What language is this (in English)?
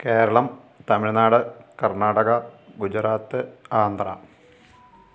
Malayalam